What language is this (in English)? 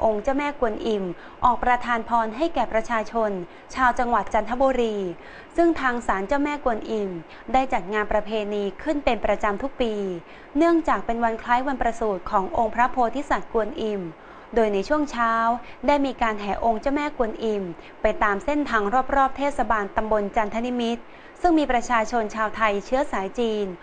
Thai